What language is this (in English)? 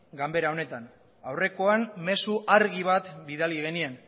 Basque